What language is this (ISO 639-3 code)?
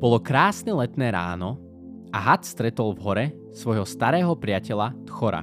slk